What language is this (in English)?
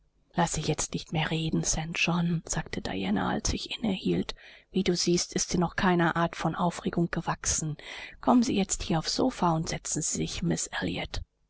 German